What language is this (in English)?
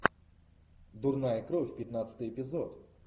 Russian